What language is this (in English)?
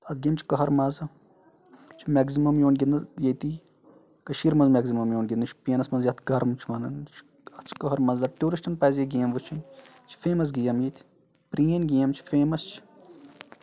Kashmiri